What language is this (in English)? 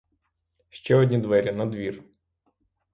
Ukrainian